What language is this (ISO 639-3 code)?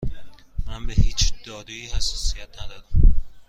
fas